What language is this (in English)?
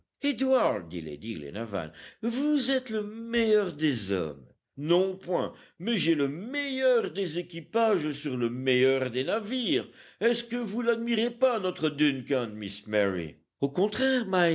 French